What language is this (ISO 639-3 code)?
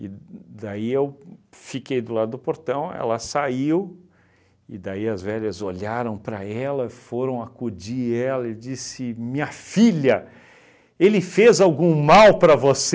por